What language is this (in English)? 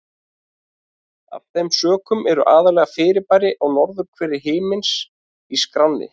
Icelandic